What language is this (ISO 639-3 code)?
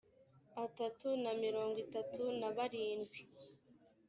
kin